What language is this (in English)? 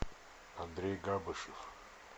Russian